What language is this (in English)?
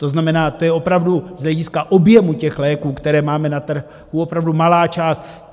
Czech